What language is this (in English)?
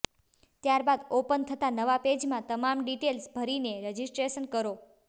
Gujarati